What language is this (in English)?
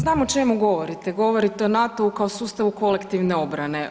Croatian